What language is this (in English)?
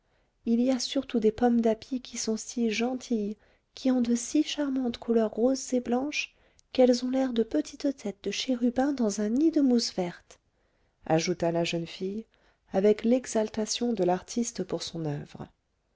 French